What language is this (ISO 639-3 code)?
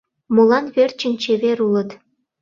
chm